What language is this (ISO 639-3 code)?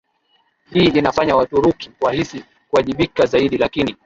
swa